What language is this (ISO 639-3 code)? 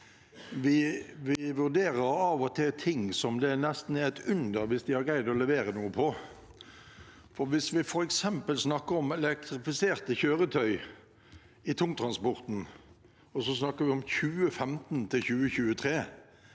nor